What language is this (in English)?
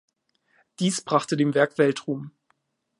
German